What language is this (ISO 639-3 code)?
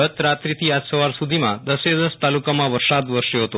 guj